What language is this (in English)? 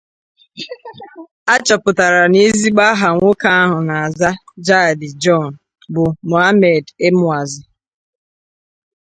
Igbo